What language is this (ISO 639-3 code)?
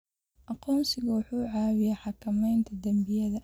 som